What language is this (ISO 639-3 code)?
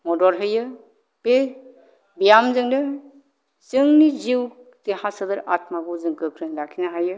brx